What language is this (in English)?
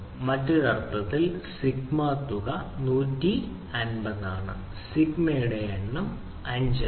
Malayalam